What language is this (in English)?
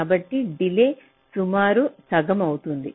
Telugu